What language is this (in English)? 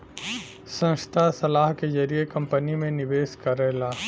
Bhojpuri